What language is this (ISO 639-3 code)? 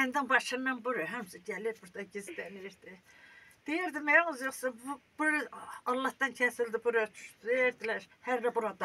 tur